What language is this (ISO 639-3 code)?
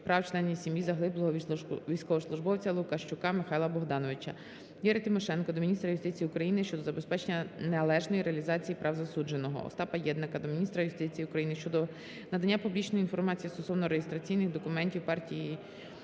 ukr